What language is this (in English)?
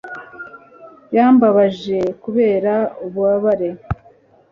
Kinyarwanda